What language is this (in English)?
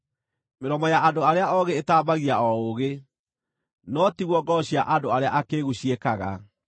Kikuyu